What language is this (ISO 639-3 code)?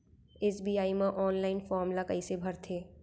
hne